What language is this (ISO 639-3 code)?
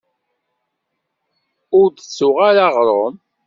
kab